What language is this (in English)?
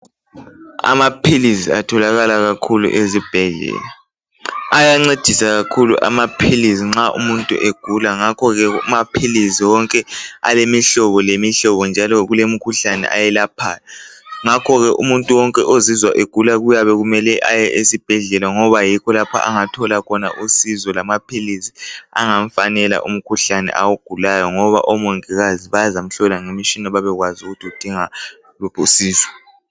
North Ndebele